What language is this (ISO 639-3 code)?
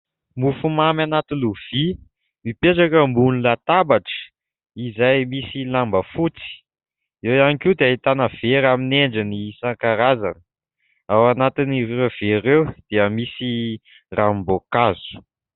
mlg